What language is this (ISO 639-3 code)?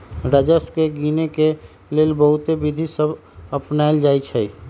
mag